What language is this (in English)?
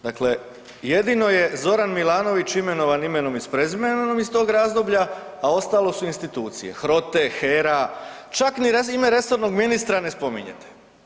Croatian